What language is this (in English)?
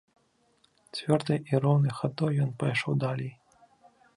Belarusian